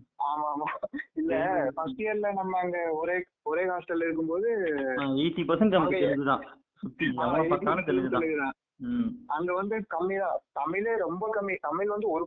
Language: Tamil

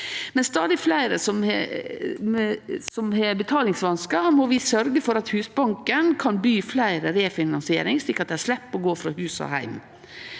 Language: Norwegian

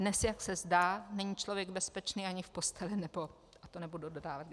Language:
Czech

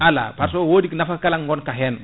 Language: Fula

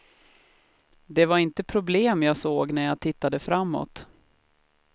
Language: Swedish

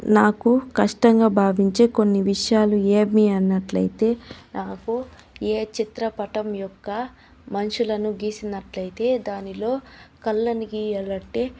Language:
Telugu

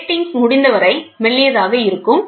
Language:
Tamil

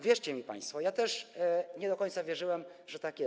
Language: Polish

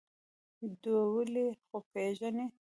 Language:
Pashto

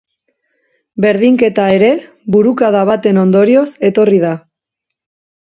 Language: Basque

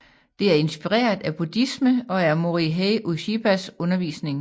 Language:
Danish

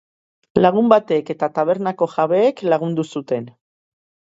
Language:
Basque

